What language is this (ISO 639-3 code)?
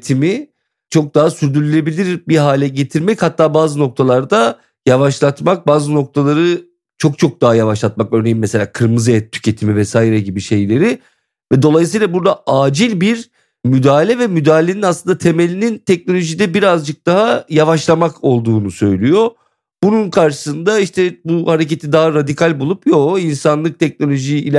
tur